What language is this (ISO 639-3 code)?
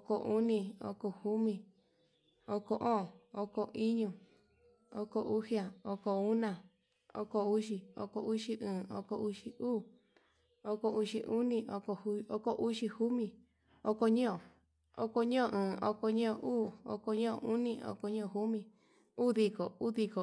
mab